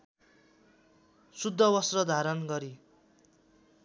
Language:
Nepali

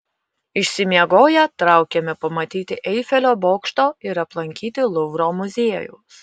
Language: Lithuanian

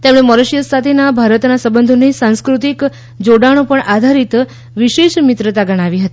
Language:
Gujarati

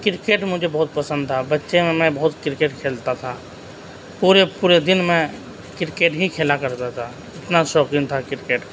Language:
Urdu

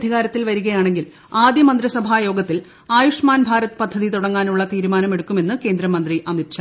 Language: Malayalam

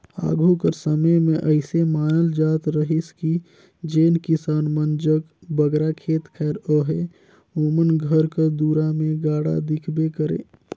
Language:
Chhattisgarhi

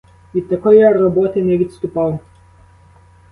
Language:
Ukrainian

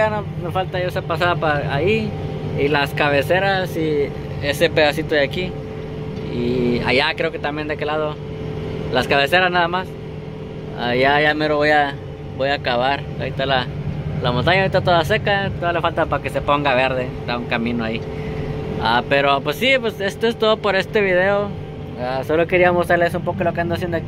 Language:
Spanish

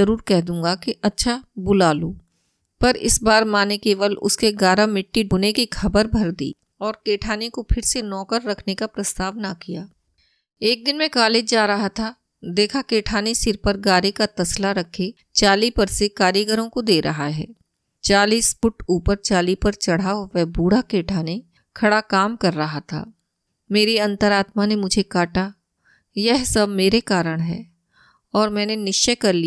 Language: Hindi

